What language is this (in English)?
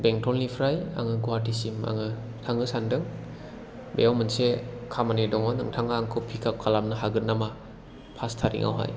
Bodo